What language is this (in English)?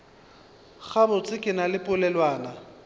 Northern Sotho